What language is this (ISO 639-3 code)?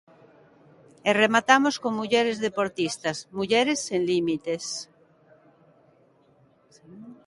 glg